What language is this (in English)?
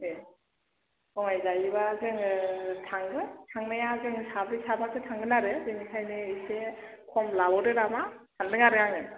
Bodo